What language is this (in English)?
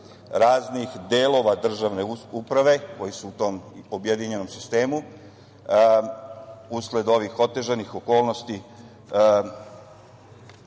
Serbian